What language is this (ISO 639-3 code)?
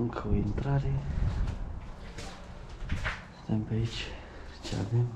ron